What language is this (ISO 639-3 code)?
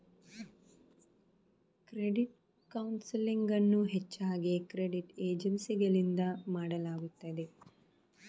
kan